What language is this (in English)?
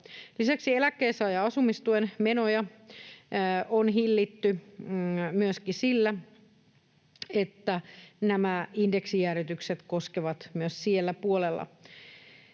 Finnish